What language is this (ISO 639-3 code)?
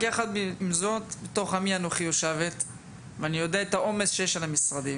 heb